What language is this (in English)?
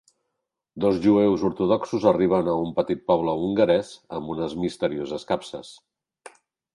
Catalan